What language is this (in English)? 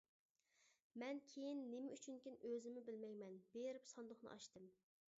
Uyghur